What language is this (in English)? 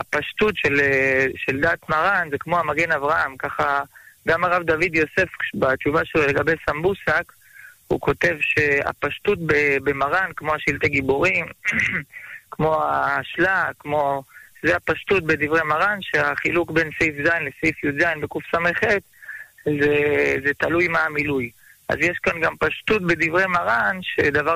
Hebrew